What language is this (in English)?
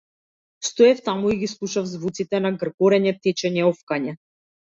Macedonian